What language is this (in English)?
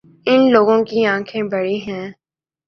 Urdu